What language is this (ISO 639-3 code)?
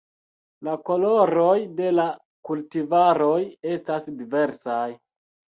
epo